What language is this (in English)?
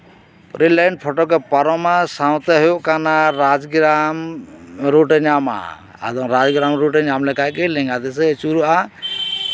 Santali